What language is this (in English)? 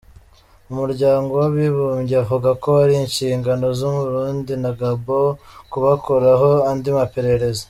Kinyarwanda